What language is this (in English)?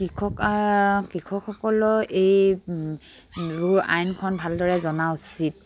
Assamese